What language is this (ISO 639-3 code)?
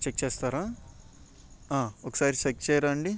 tel